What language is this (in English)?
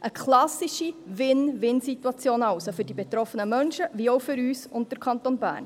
Swiss German